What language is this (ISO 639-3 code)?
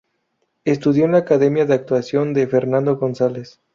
spa